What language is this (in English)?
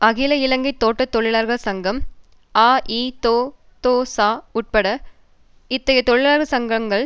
Tamil